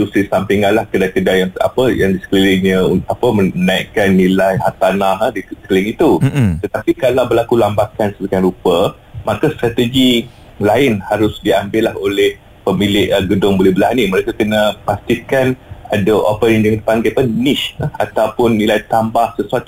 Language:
Malay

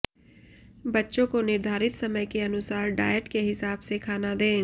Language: Hindi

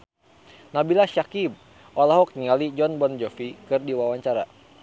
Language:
Sundanese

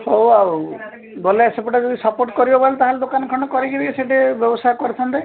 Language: Odia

